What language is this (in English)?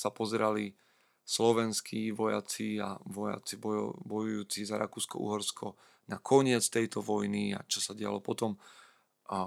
Slovak